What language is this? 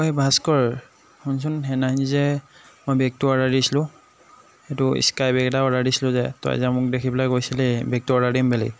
Assamese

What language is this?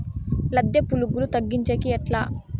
Telugu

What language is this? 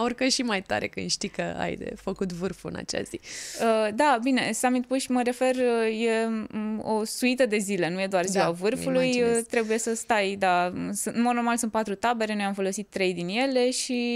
Romanian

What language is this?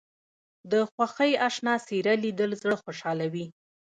Pashto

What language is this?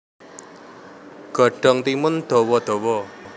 Javanese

